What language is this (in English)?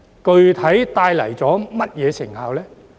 Cantonese